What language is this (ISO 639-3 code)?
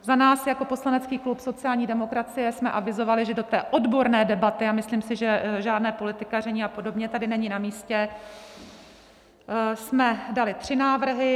ces